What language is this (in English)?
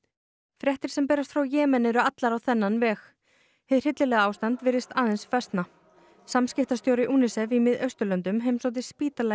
Icelandic